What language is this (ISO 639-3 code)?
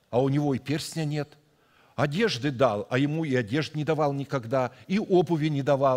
rus